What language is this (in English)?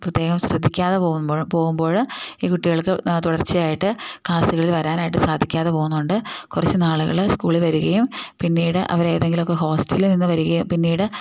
Malayalam